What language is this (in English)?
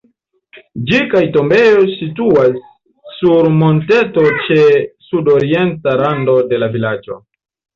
Esperanto